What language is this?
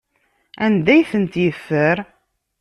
Kabyle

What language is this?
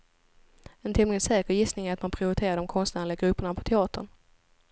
Swedish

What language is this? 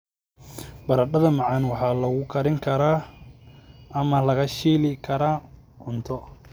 Somali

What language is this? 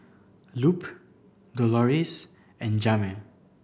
English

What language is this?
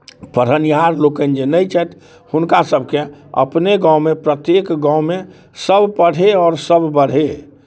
Maithili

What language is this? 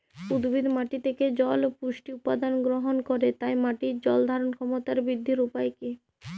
Bangla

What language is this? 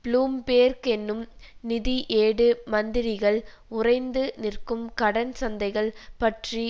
Tamil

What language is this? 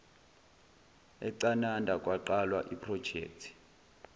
Zulu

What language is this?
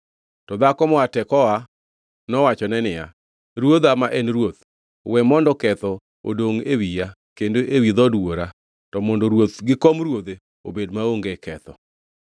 Luo (Kenya and Tanzania)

